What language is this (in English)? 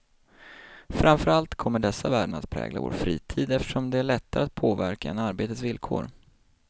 Swedish